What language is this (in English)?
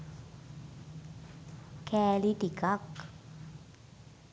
Sinhala